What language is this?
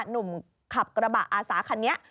Thai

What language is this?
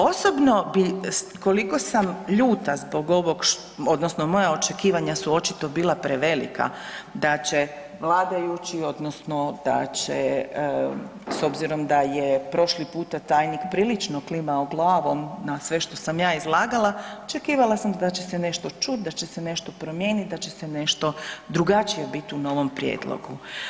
Croatian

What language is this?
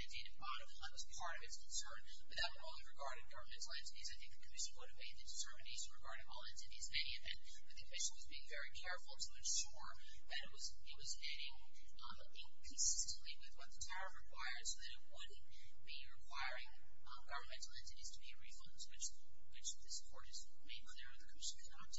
English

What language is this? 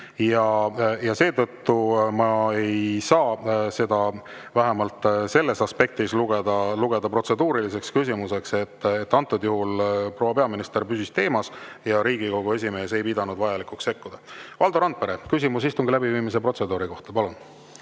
Estonian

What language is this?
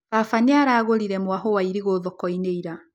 Kikuyu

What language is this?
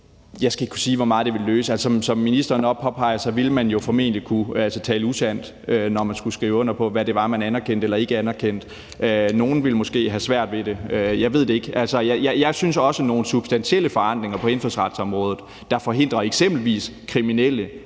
Danish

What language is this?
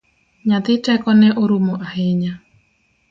Luo (Kenya and Tanzania)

